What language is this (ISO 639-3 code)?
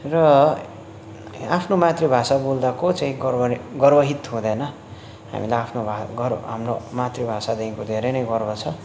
nep